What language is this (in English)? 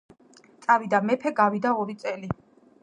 Georgian